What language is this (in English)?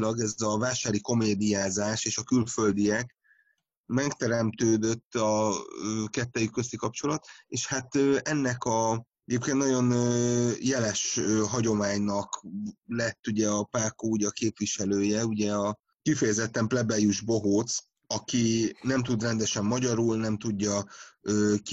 Hungarian